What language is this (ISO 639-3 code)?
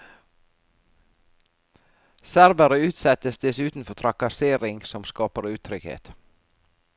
nor